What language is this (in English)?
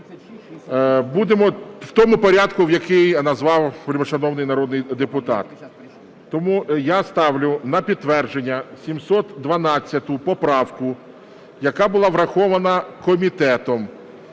Ukrainian